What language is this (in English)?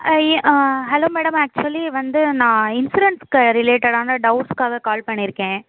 Tamil